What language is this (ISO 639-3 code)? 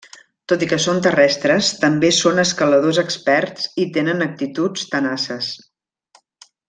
cat